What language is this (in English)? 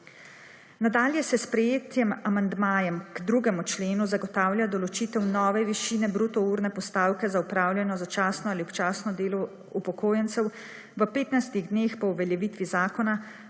Slovenian